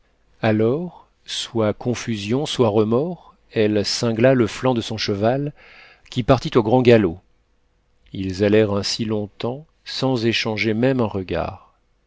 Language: French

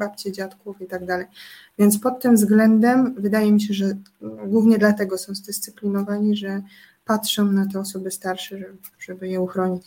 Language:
Polish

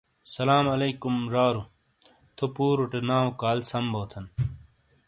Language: Shina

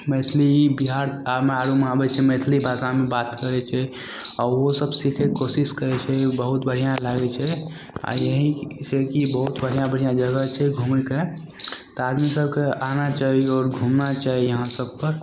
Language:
Maithili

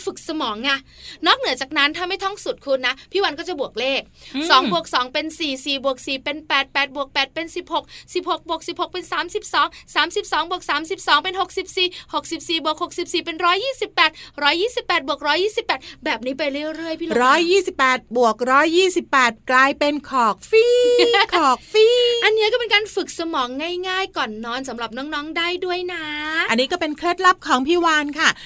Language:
Thai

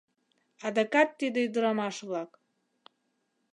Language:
Mari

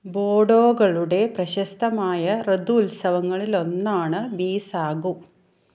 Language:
Malayalam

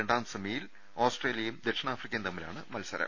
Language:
Malayalam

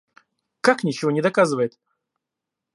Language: Russian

